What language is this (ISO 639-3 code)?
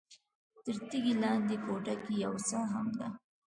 pus